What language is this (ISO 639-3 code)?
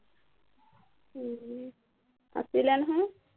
asm